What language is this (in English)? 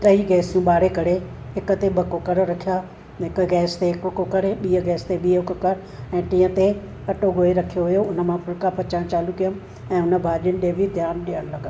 Sindhi